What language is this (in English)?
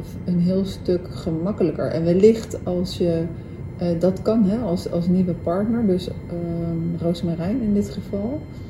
Dutch